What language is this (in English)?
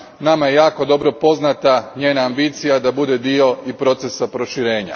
Croatian